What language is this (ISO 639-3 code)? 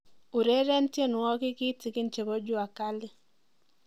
kln